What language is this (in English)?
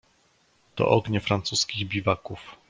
Polish